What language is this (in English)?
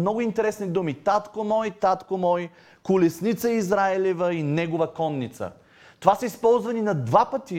Bulgarian